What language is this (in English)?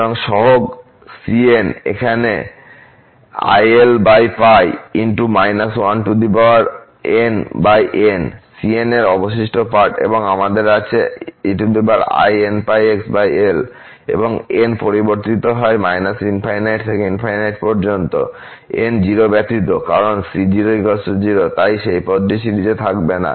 Bangla